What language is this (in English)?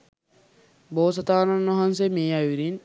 Sinhala